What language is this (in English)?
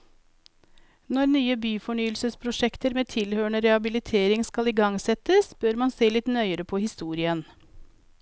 Norwegian